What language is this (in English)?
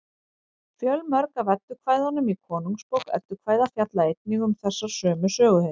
Icelandic